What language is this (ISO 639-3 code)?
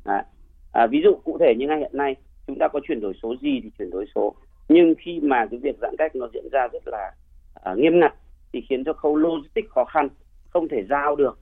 vie